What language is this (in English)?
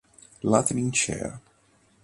Italian